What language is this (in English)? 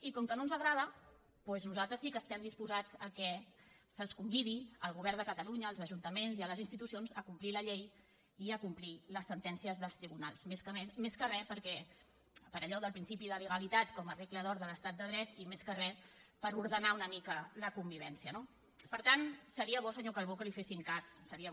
Catalan